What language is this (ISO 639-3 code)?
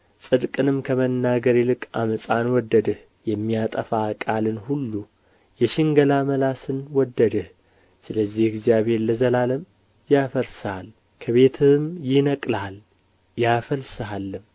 amh